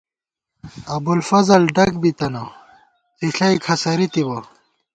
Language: Gawar-Bati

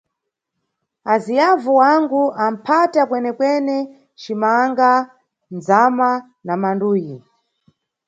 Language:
Nyungwe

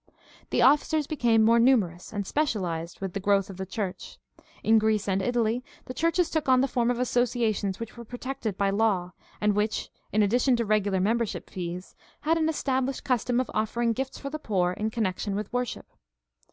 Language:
English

